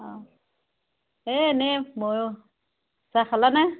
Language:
Assamese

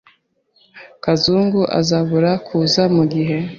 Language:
Kinyarwanda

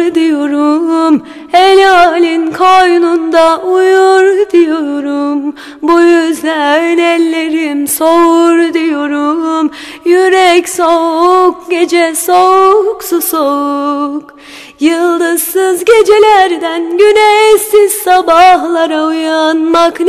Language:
Turkish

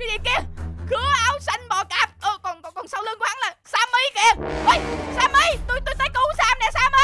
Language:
Vietnamese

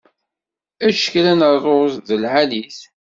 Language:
Kabyle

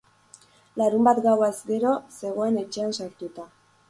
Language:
Basque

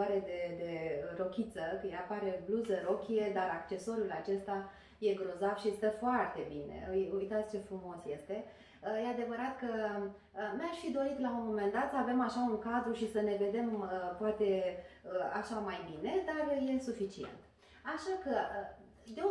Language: Romanian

